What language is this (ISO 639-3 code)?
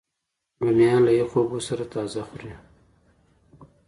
pus